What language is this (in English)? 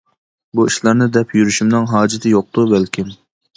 Uyghur